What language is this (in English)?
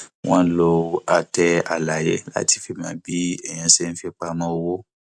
Yoruba